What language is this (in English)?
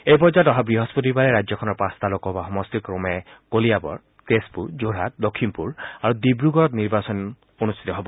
Assamese